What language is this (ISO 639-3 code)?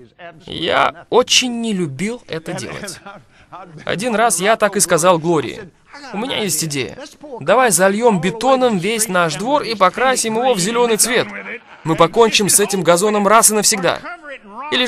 rus